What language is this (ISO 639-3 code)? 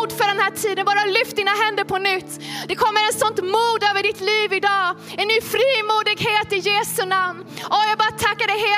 swe